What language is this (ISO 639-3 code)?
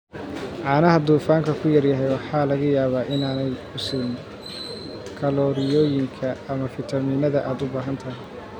som